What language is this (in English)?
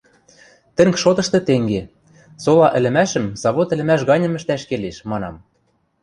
Western Mari